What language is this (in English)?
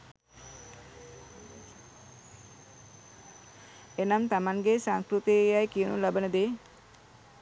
Sinhala